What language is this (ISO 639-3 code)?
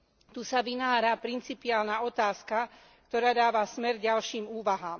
slk